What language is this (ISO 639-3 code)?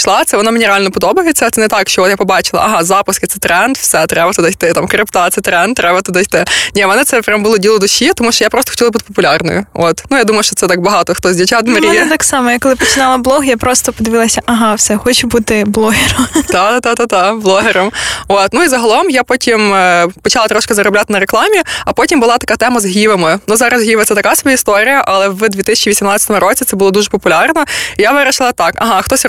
ukr